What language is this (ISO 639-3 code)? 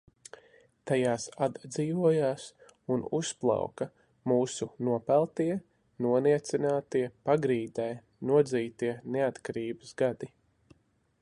lav